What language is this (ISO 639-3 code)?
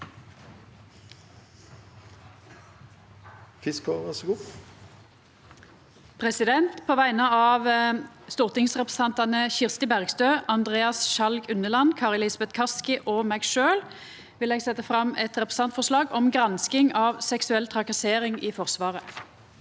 nor